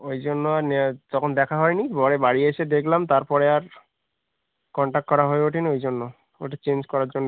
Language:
Bangla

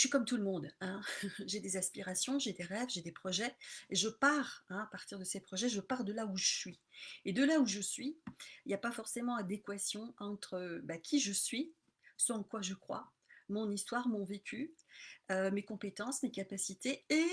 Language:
French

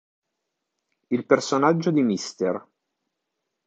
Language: Italian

